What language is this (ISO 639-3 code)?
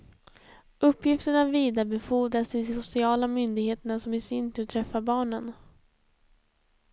swe